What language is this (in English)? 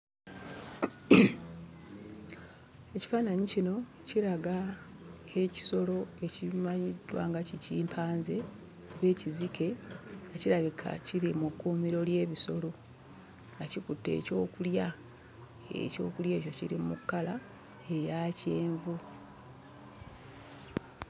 Ganda